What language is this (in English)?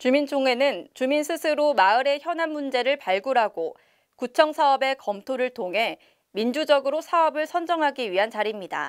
Korean